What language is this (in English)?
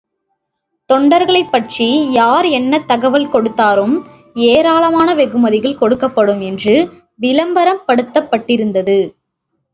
Tamil